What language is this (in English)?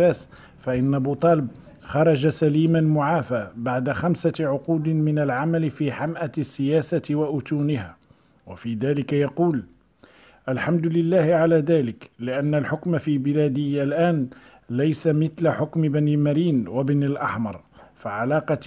Arabic